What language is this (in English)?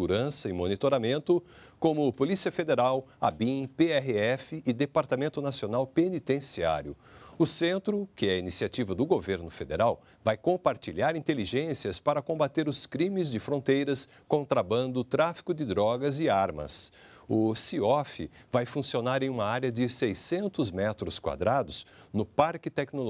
Portuguese